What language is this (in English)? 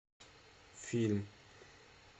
Russian